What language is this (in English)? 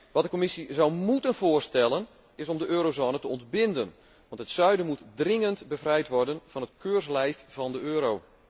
Dutch